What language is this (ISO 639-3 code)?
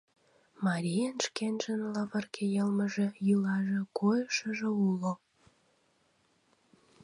chm